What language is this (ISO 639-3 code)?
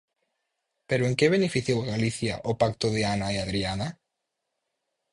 glg